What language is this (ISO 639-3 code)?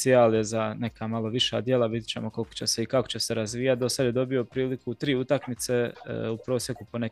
hrv